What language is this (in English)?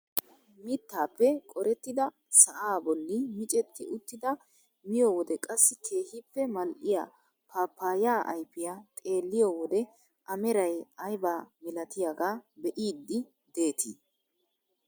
Wolaytta